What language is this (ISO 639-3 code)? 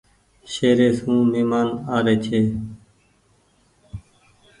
gig